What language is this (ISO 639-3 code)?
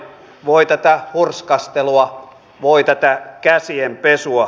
fin